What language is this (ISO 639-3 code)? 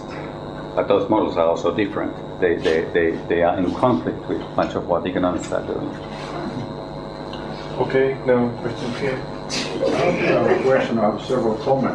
eng